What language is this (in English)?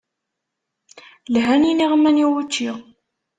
Kabyle